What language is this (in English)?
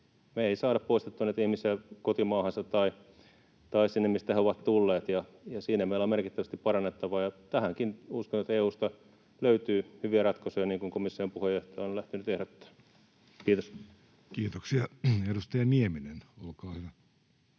Finnish